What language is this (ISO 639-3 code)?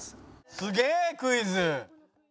jpn